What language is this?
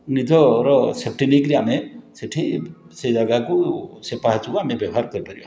Odia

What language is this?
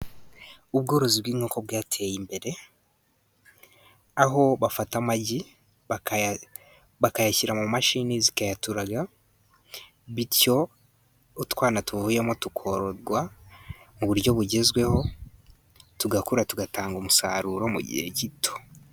Kinyarwanda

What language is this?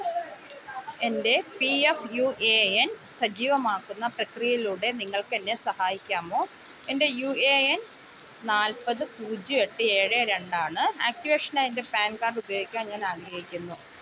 Malayalam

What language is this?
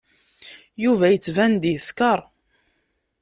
Kabyle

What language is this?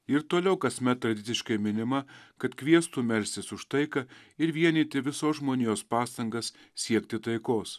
Lithuanian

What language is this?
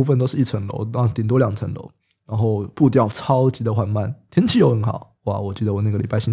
Chinese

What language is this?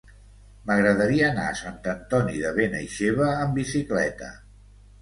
Catalan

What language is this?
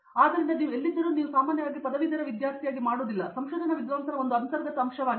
Kannada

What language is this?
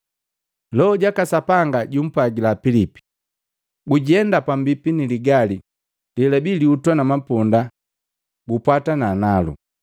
Matengo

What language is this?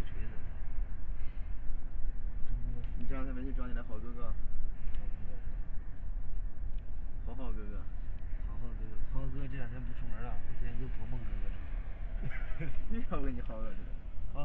Chinese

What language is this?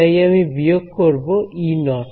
Bangla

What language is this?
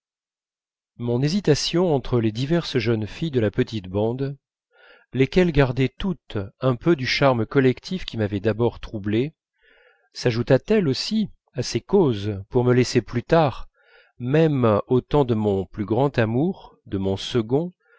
French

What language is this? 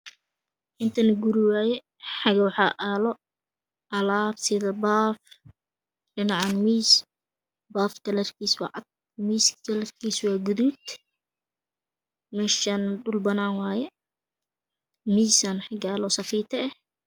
Somali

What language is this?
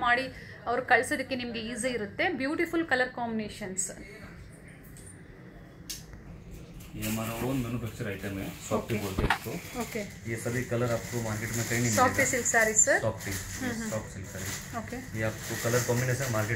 Kannada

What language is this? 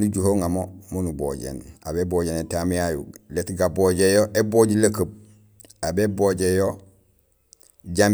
Gusilay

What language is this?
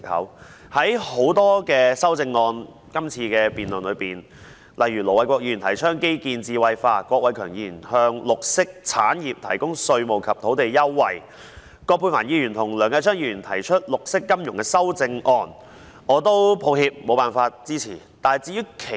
Cantonese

